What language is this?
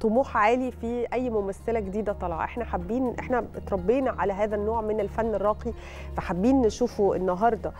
Arabic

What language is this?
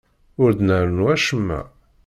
Kabyle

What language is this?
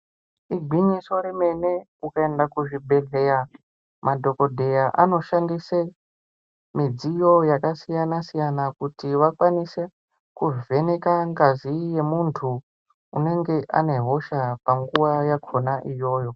Ndau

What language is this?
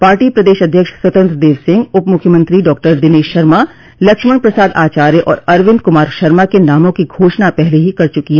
Hindi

